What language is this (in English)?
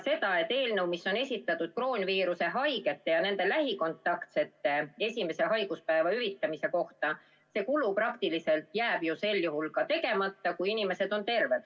Estonian